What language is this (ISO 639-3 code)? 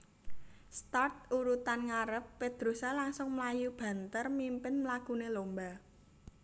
jav